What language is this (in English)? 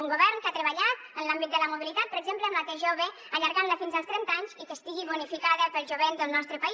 Catalan